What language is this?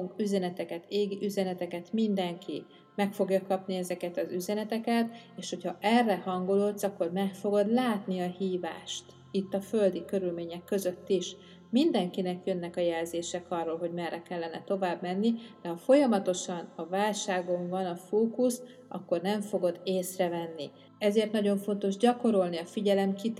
Hungarian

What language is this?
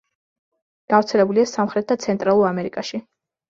Georgian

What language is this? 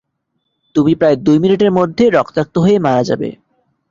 Bangla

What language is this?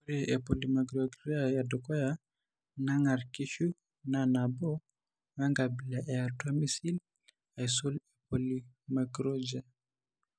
Masai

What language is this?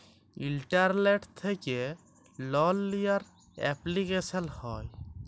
Bangla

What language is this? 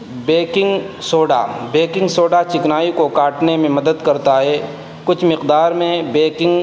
Urdu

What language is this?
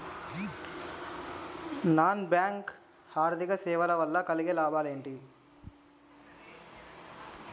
Telugu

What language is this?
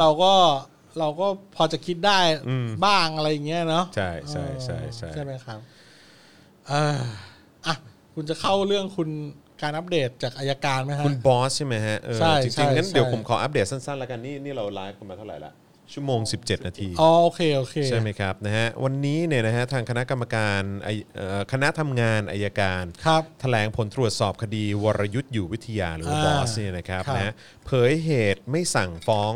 Thai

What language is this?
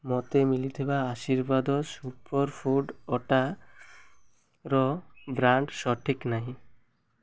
Odia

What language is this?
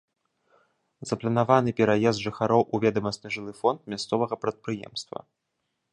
Belarusian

